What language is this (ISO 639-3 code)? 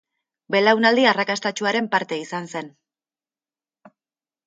eus